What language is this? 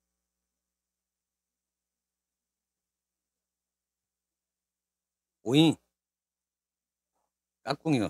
Korean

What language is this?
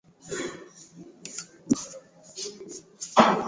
Swahili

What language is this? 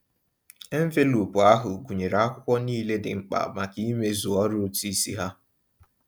Igbo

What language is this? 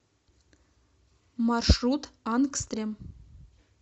Russian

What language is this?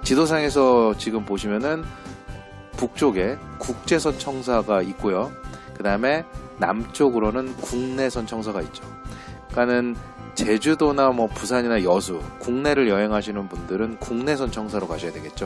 Korean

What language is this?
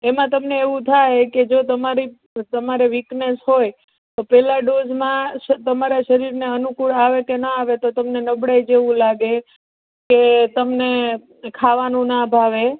Gujarati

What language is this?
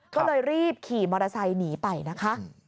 Thai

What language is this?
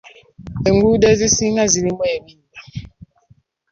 Ganda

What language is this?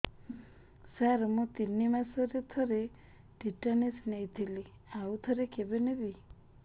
Odia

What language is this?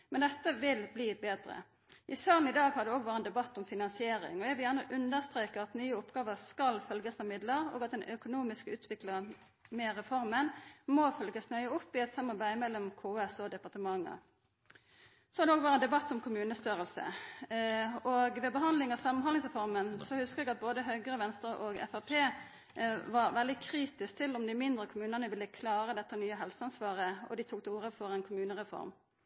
Norwegian Nynorsk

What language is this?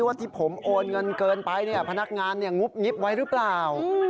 Thai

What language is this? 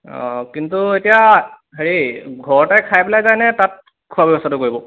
Assamese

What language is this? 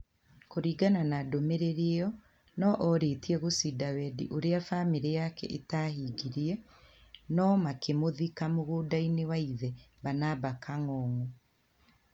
Kikuyu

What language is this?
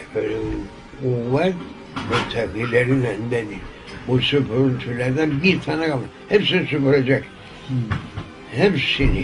Turkish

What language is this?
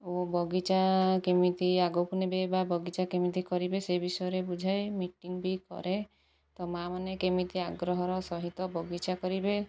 Odia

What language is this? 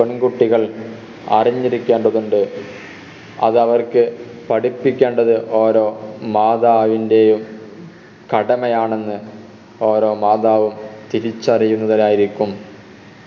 Malayalam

